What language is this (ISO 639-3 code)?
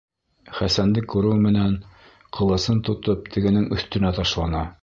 bak